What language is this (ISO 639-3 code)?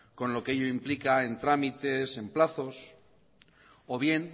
spa